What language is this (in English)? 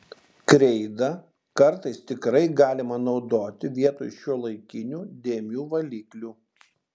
Lithuanian